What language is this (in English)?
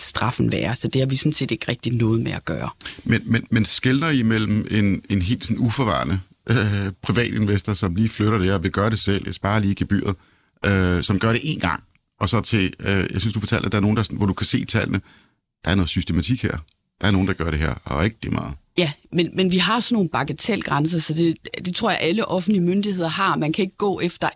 Danish